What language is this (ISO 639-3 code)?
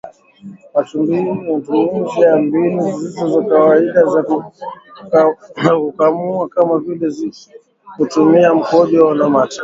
swa